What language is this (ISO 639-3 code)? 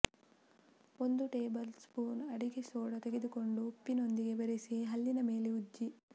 kan